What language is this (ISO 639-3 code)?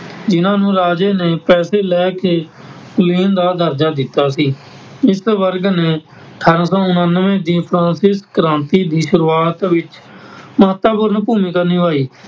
pan